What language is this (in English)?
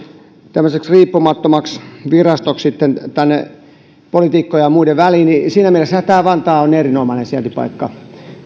Finnish